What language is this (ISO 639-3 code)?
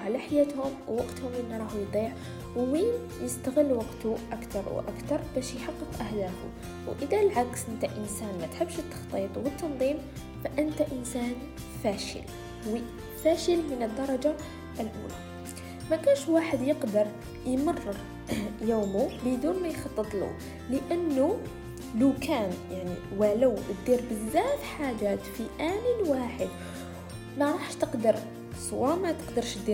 ara